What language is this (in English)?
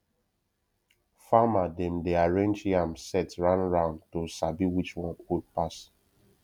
Nigerian Pidgin